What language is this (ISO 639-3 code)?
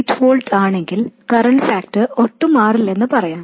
mal